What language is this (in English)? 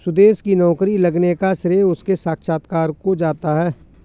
Hindi